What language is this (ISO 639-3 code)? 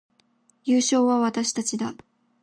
jpn